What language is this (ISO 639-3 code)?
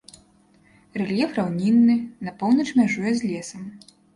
bel